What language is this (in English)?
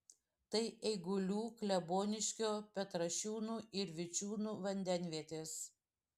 Lithuanian